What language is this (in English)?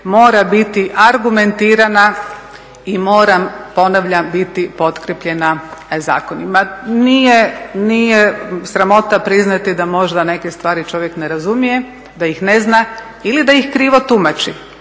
Croatian